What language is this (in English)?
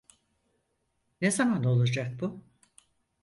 Turkish